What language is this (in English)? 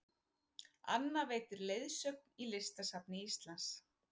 Icelandic